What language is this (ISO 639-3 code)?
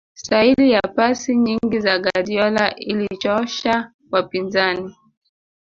swa